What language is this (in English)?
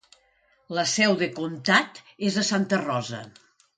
Catalan